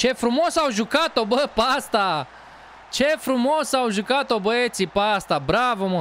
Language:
Romanian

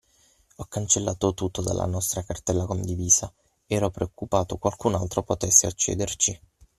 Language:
Italian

